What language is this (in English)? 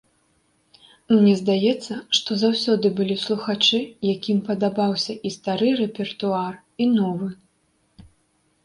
Belarusian